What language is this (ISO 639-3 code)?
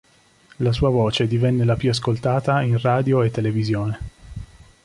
ita